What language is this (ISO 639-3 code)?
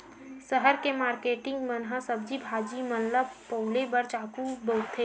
hne